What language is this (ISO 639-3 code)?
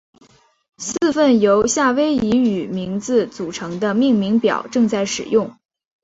zho